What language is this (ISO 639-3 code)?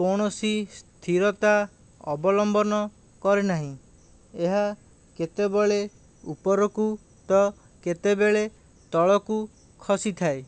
ori